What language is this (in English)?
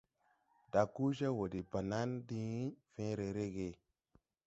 Tupuri